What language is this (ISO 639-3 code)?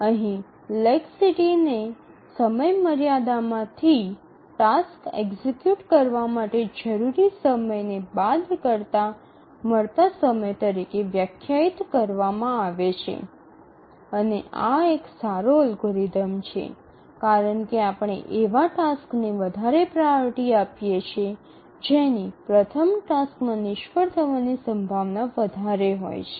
guj